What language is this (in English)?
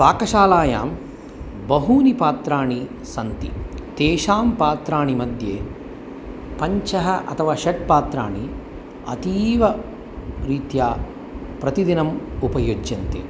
Sanskrit